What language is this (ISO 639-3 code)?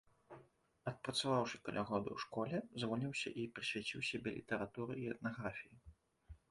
bel